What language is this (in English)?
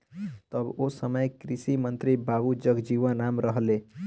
Bhojpuri